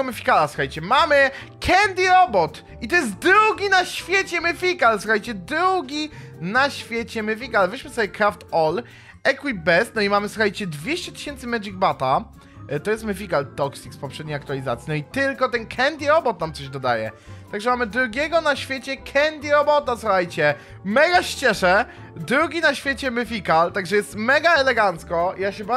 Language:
Polish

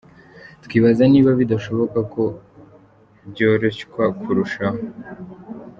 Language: Kinyarwanda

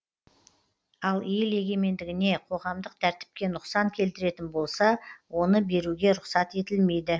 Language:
Kazakh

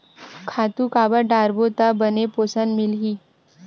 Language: Chhattisgarhi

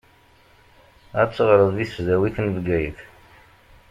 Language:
Kabyle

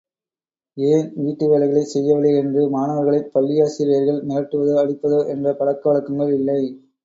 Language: Tamil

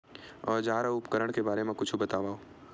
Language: Chhattisgarhi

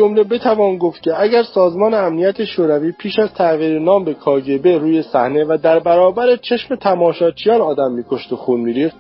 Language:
Persian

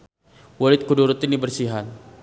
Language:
Sundanese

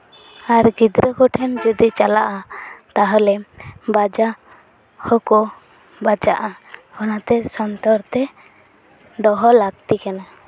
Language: Santali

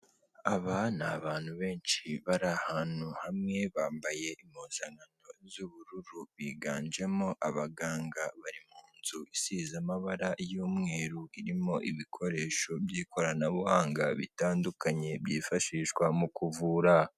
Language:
Kinyarwanda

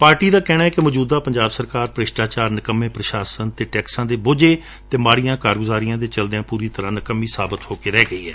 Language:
Punjabi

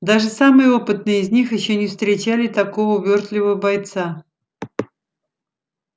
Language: Russian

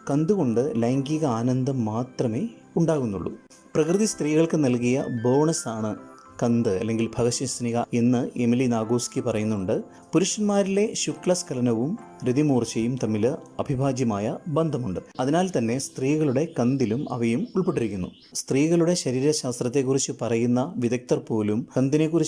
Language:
Malayalam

